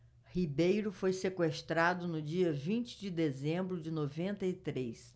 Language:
Portuguese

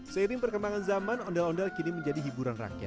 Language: Indonesian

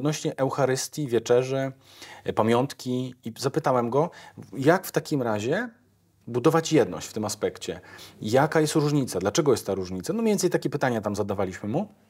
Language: Polish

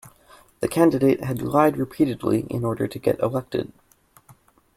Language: English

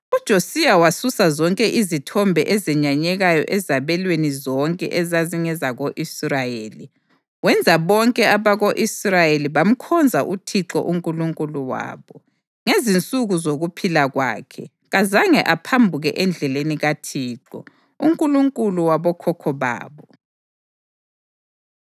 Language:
North Ndebele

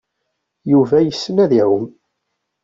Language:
Kabyle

